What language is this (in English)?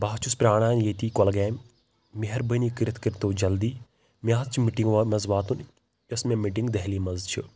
Kashmiri